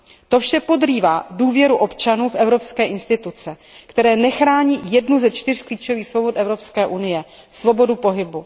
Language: Czech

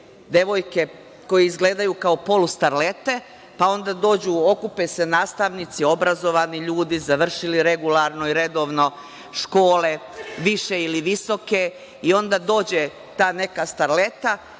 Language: Serbian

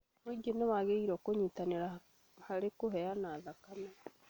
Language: Kikuyu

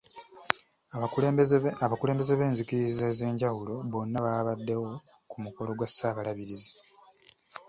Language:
Ganda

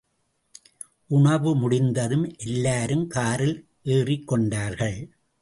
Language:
Tamil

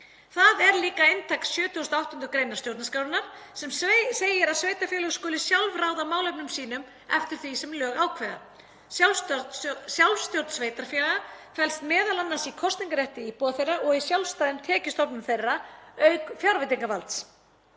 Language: Icelandic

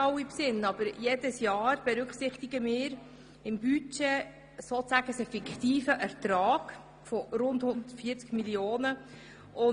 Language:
Swiss German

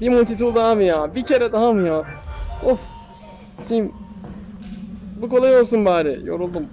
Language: Turkish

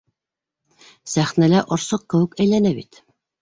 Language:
Bashkir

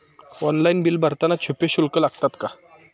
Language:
Marathi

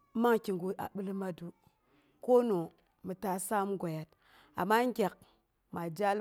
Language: Boghom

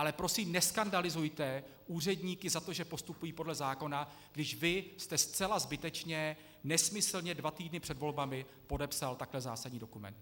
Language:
Czech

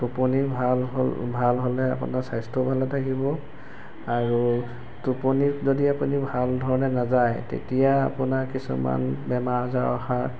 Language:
Assamese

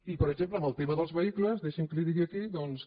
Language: Catalan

